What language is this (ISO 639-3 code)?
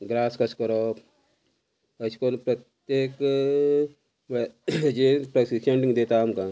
kok